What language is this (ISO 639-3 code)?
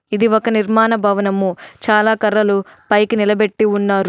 tel